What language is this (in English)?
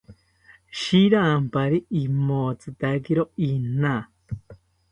South Ucayali Ashéninka